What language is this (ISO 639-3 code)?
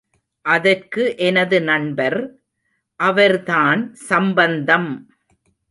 tam